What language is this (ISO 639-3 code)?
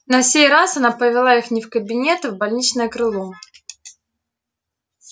rus